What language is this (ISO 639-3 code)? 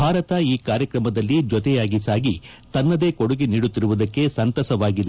kan